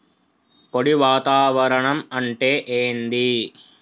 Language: Telugu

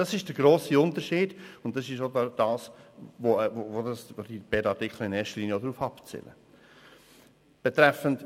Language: Swiss German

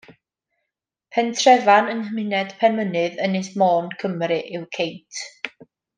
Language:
Welsh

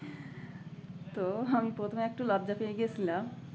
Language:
Bangla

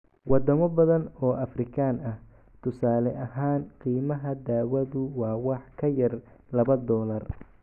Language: Somali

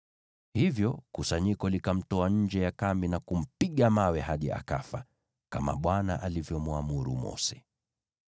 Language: Swahili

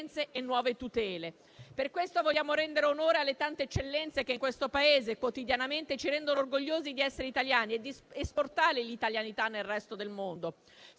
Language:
Italian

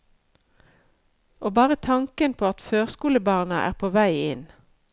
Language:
Norwegian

